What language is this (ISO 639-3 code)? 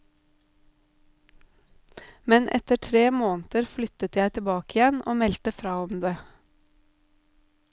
nor